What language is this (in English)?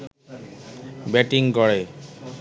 Bangla